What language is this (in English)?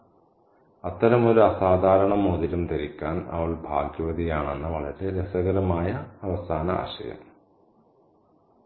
Malayalam